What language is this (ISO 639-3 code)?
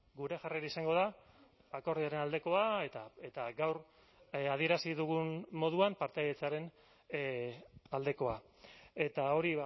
eus